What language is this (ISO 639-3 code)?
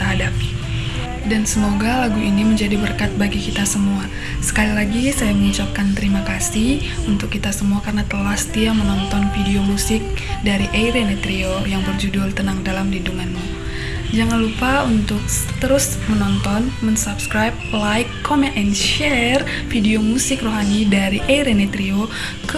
ind